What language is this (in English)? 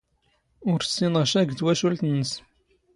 Standard Moroccan Tamazight